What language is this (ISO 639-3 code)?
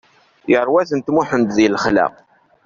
kab